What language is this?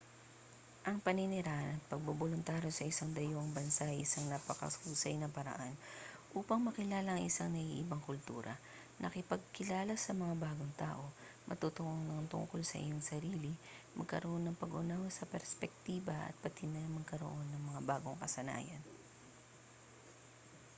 Filipino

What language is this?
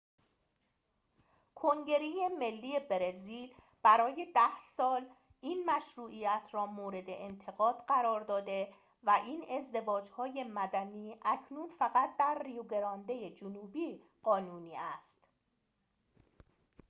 Persian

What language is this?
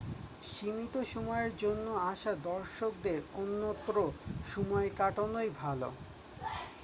Bangla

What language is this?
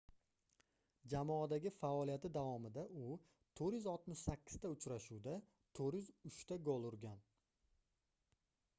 Uzbek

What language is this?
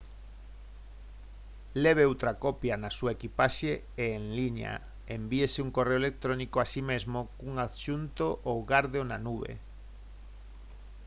Galician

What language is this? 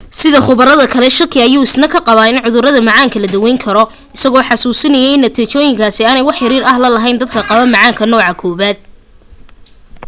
Somali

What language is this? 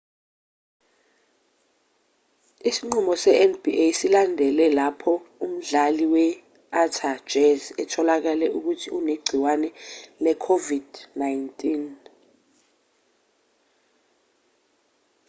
Zulu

